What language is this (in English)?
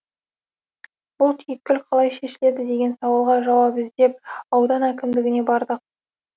Kazakh